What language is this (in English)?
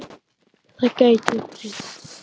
Icelandic